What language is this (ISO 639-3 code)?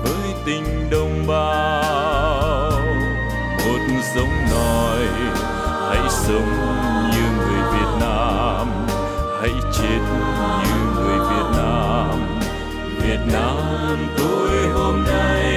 vie